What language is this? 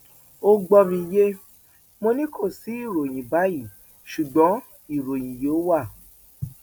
Yoruba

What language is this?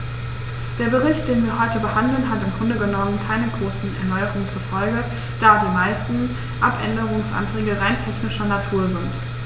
German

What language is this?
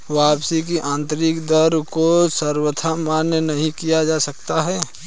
Hindi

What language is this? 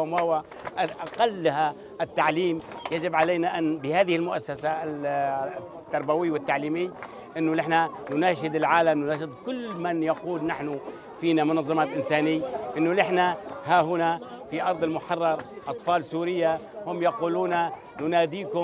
Arabic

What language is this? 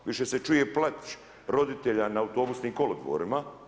Croatian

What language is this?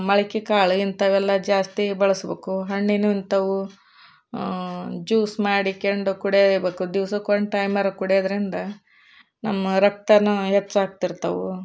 Kannada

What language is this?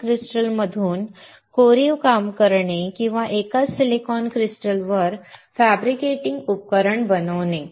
Marathi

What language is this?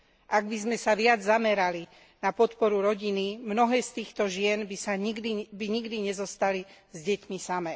Slovak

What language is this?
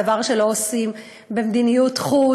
Hebrew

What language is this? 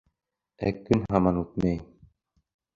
Bashkir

